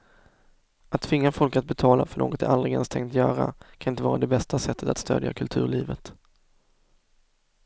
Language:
Swedish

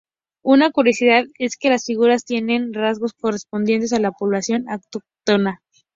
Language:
Spanish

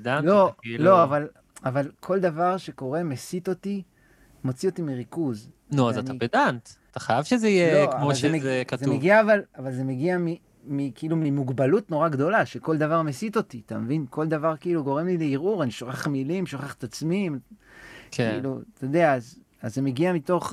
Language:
Hebrew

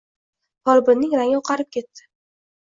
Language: Uzbek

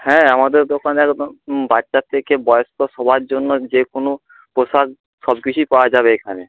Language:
Bangla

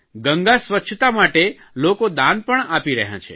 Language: Gujarati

